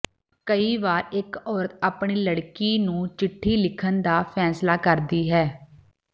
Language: Punjabi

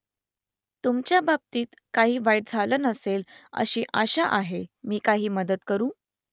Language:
Marathi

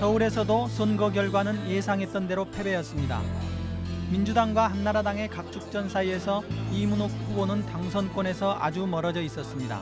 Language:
Korean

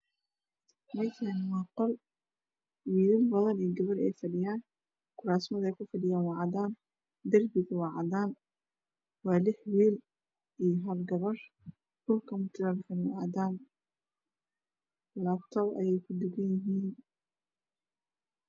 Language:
Somali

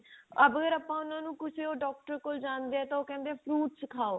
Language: Punjabi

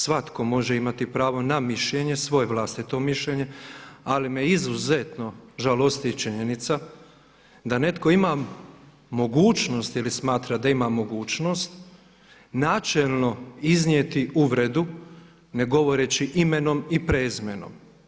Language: Croatian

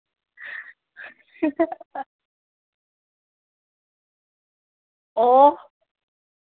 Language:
Manipuri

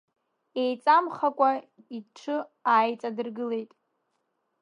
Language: Abkhazian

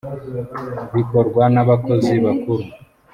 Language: Kinyarwanda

